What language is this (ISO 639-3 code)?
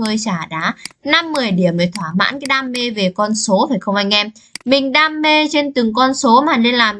vie